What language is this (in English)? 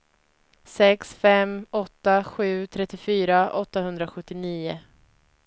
Swedish